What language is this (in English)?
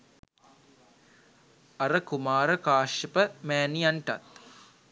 Sinhala